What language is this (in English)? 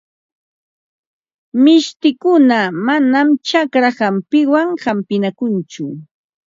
Ambo-Pasco Quechua